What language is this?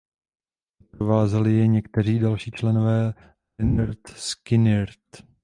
Czech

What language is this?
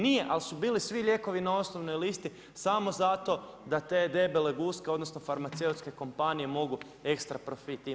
Croatian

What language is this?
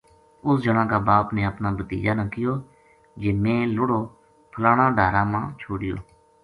Gujari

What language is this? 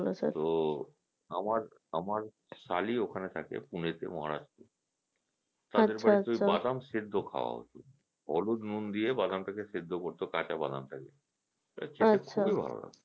Bangla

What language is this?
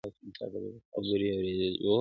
Pashto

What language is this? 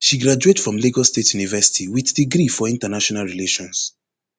Nigerian Pidgin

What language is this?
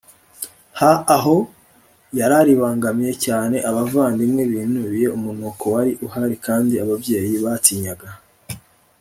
Kinyarwanda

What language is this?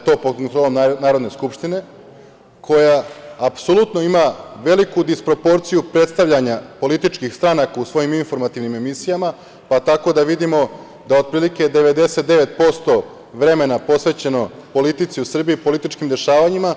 Serbian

